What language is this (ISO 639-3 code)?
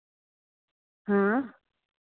doi